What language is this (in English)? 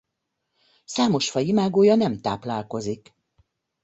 Hungarian